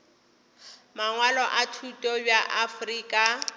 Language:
Northern Sotho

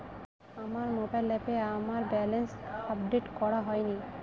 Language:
Bangla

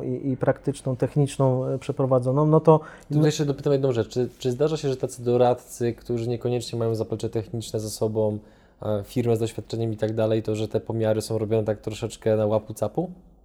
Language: Polish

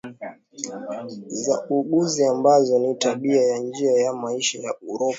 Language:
Swahili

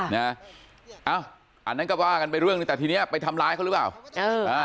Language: Thai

